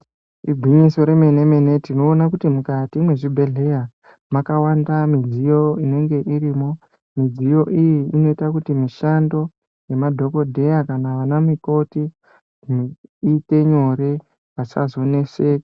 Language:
Ndau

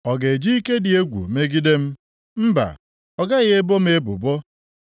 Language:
Igbo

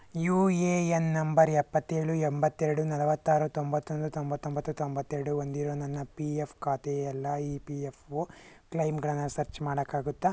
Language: Kannada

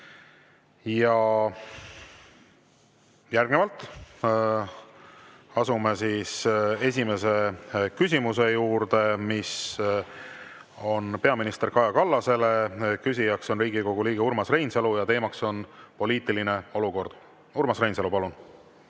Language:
Estonian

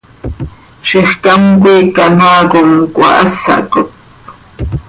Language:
Seri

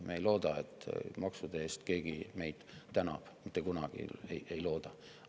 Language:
Estonian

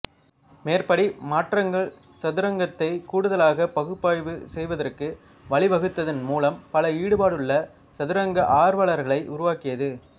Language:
Tamil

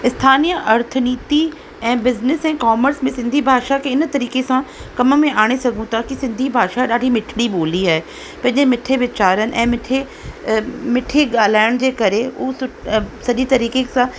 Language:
Sindhi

